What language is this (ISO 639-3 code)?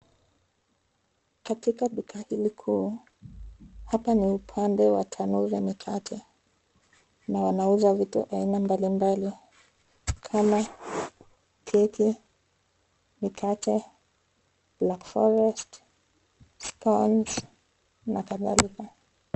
swa